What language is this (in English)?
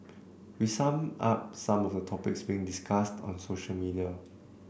English